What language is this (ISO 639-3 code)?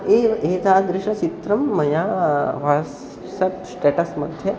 san